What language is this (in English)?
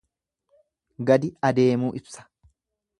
Oromo